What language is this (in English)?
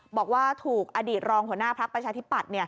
Thai